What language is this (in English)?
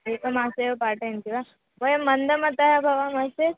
Sanskrit